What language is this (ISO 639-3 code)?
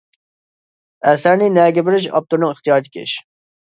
uig